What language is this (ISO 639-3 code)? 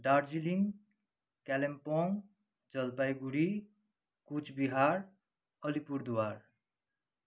nep